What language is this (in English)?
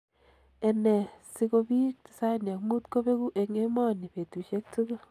Kalenjin